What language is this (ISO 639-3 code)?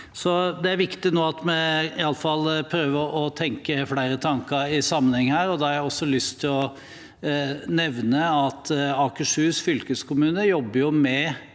nor